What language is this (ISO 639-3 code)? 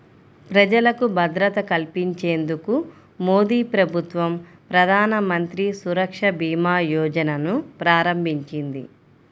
tel